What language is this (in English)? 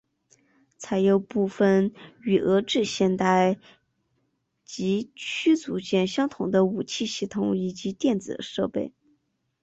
Chinese